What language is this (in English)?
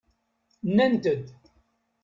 Kabyle